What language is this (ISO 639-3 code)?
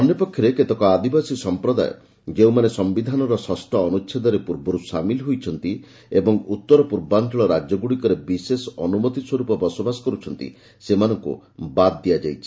ori